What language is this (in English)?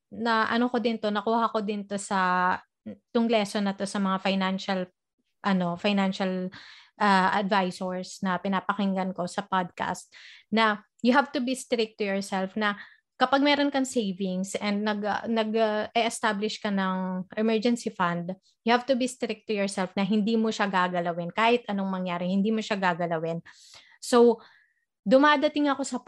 Filipino